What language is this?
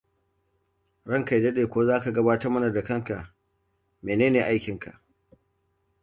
Hausa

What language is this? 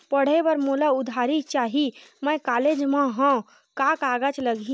Chhattisgarhi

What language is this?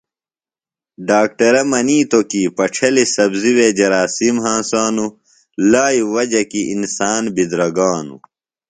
Phalura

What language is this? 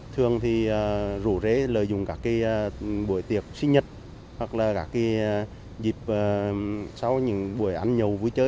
Vietnamese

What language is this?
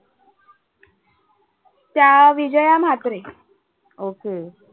Marathi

